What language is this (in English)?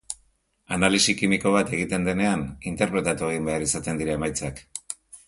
Basque